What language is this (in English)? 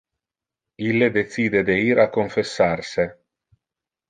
Interlingua